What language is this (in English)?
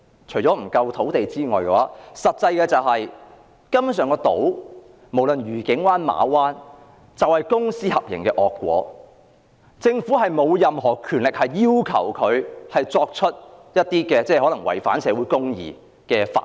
Cantonese